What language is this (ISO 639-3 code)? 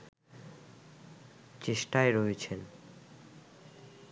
ben